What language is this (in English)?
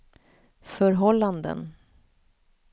Swedish